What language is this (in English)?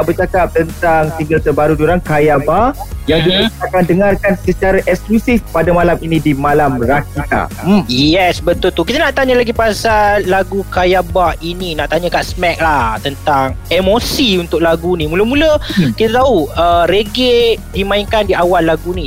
Malay